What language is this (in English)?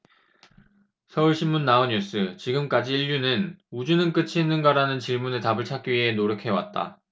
Korean